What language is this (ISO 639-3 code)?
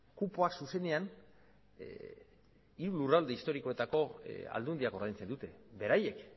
eus